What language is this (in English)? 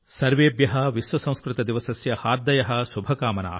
Telugu